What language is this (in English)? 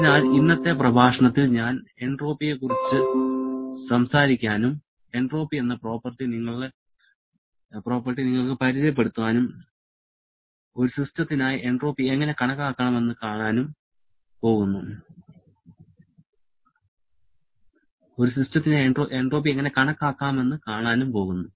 Malayalam